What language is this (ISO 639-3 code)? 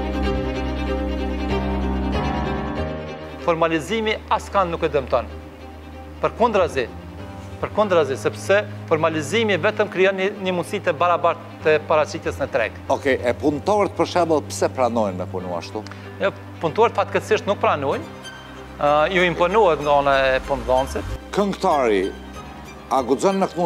ron